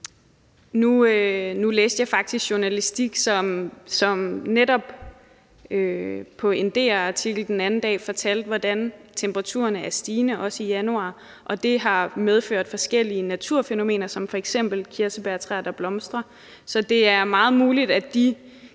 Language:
Danish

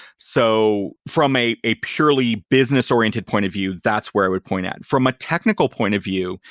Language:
English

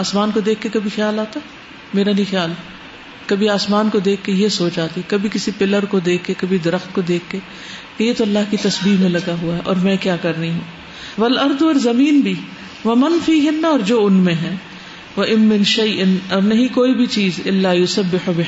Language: Urdu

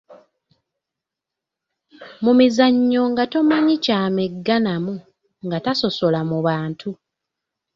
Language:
Ganda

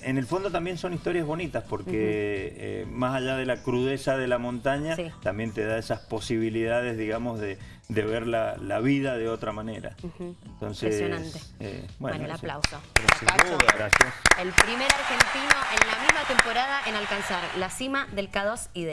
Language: Spanish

